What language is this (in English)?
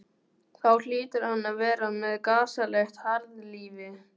Icelandic